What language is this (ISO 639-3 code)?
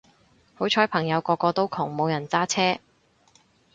yue